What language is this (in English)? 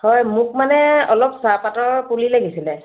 Assamese